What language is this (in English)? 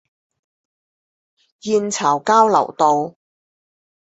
Chinese